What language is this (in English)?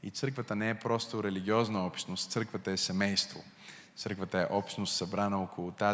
Bulgarian